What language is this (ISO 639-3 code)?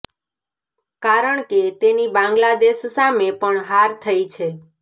guj